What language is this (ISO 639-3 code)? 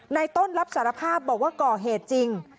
tha